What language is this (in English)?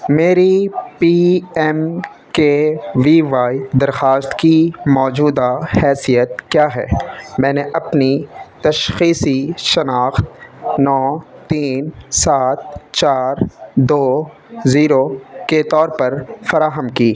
Urdu